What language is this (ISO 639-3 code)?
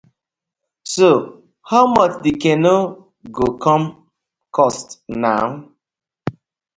pcm